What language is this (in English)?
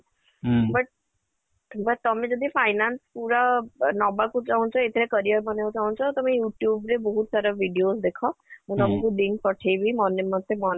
Odia